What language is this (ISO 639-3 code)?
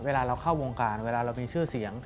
tha